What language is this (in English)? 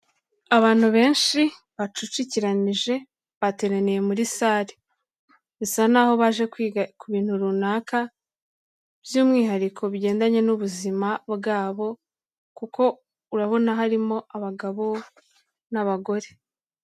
Kinyarwanda